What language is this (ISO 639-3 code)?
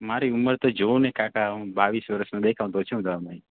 guj